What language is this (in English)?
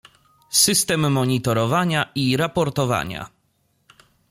Polish